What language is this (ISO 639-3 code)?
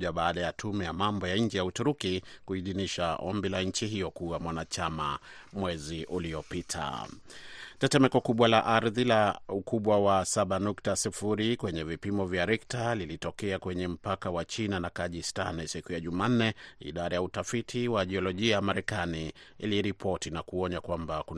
swa